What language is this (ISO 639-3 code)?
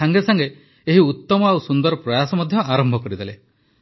ori